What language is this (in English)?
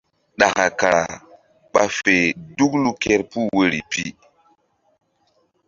Mbum